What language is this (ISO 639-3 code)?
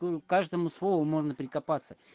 rus